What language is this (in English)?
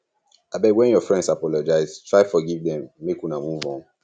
Nigerian Pidgin